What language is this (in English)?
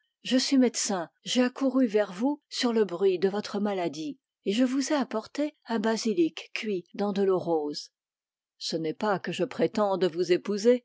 French